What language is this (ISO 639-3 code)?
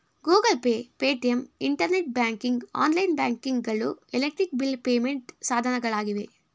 kan